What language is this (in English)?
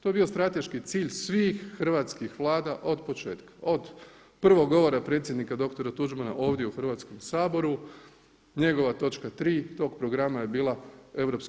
Croatian